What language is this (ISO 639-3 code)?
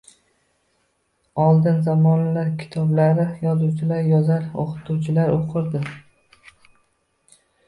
uzb